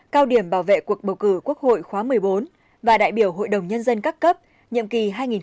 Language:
Vietnamese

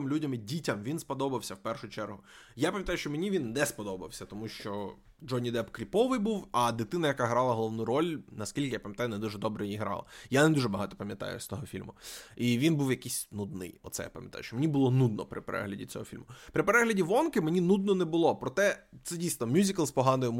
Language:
Ukrainian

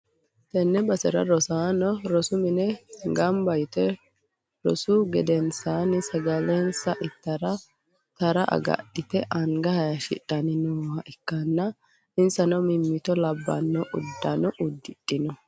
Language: Sidamo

